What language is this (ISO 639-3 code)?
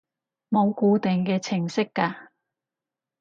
yue